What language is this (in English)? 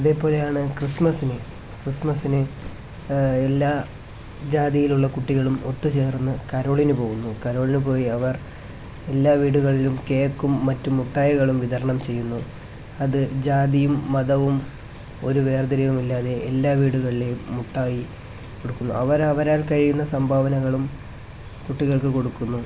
Malayalam